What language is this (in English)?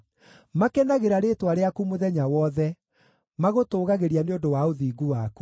Kikuyu